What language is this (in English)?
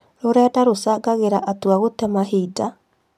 Kikuyu